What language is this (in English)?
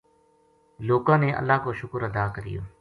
Gujari